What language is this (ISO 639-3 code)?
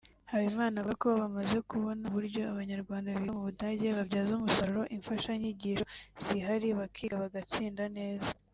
kin